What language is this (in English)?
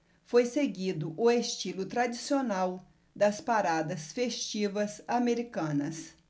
Portuguese